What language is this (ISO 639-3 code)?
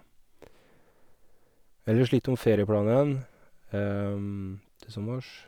nor